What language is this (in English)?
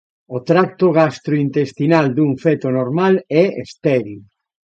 Galician